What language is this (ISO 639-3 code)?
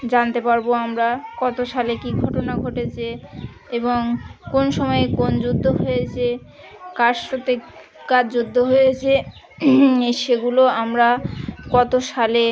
ben